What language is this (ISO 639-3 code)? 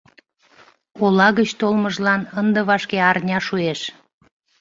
chm